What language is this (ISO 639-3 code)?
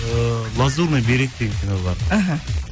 kaz